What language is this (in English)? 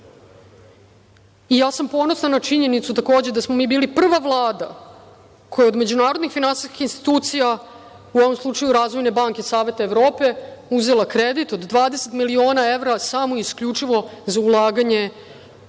Serbian